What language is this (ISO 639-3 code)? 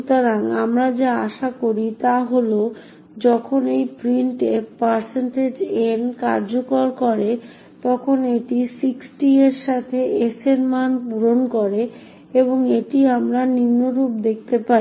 ben